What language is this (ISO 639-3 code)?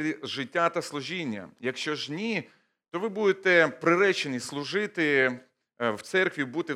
ukr